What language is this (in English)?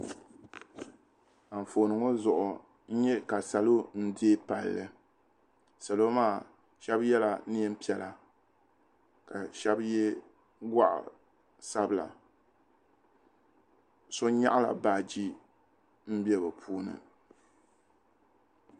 Dagbani